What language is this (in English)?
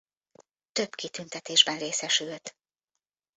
Hungarian